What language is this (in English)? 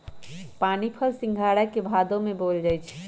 Magahi